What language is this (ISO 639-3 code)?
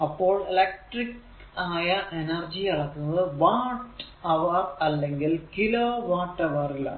mal